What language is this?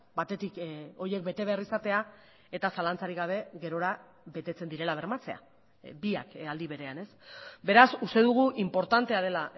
Basque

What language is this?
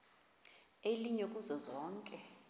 Xhosa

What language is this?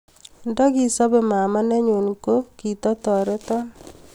Kalenjin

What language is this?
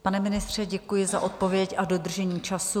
Czech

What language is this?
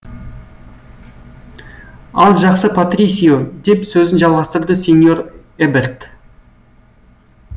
Kazakh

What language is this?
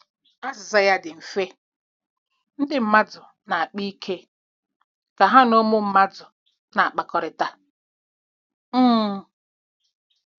Igbo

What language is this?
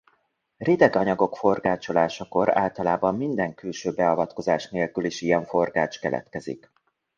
Hungarian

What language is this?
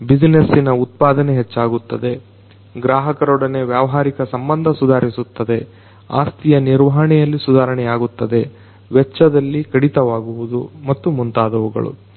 Kannada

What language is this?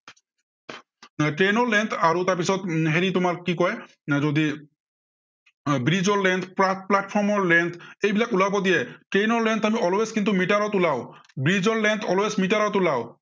Assamese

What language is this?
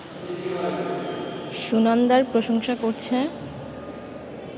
Bangla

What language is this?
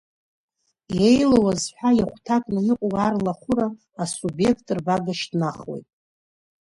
Abkhazian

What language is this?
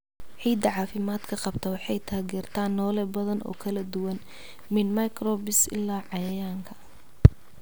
Somali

